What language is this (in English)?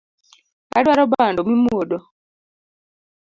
Luo (Kenya and Tanzania)